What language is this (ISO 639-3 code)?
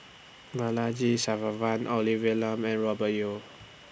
eng